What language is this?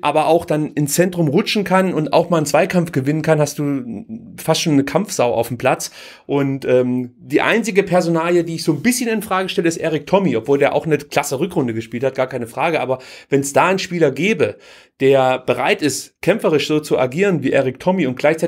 German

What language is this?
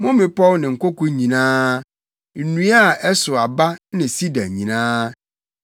Akan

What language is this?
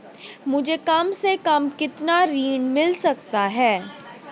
Hindi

